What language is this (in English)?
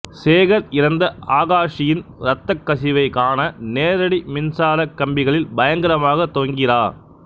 Tamil